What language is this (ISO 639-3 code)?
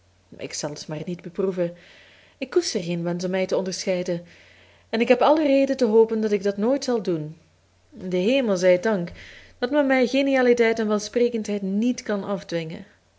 nld